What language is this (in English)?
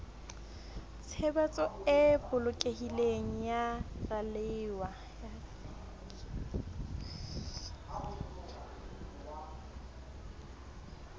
Southern Sotho